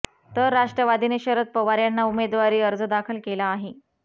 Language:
Marathi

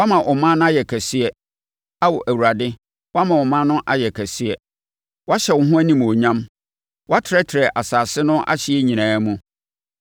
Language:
Akan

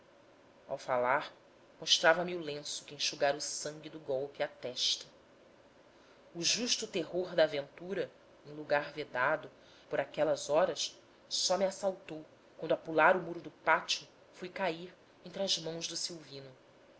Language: Portuguese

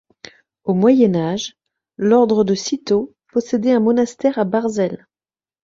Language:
French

